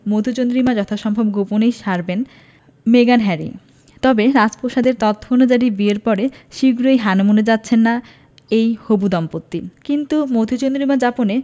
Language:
Bangla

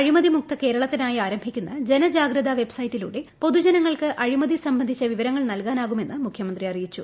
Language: Malayalam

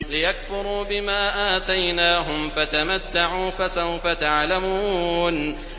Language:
Arabic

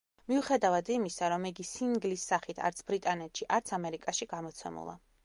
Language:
Georgian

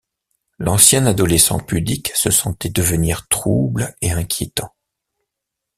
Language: French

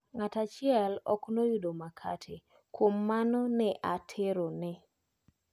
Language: Luo (Kenya and Tanzania)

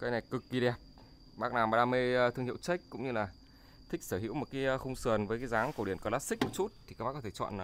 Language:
Vietnamese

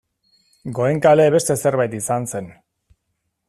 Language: Basque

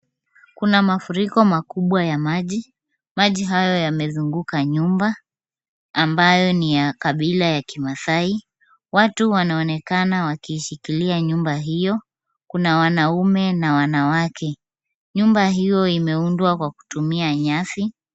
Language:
Swahili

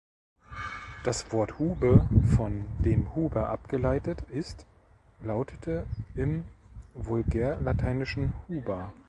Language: German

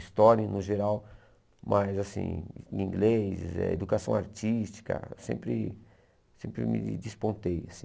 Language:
Portuguese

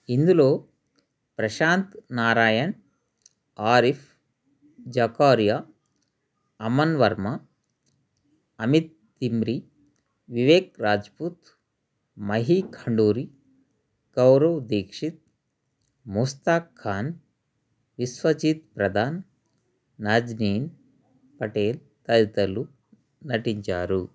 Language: Telugu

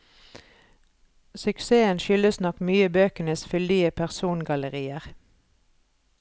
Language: Norwegian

